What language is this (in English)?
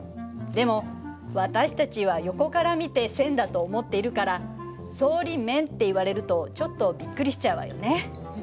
Japanese